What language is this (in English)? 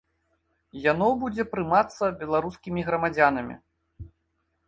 Belarusian